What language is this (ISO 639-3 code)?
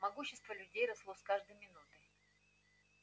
rus